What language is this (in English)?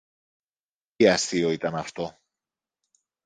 Greek